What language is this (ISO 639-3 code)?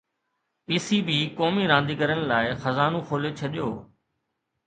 snd